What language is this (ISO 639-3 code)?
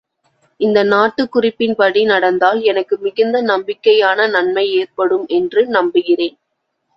tam